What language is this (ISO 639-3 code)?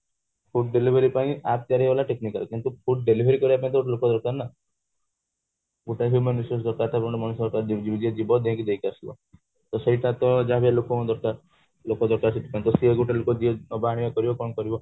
ori